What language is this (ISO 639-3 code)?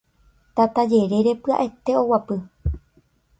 grn